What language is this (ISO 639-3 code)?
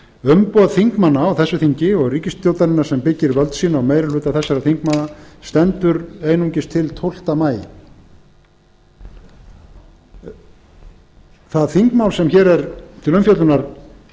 isl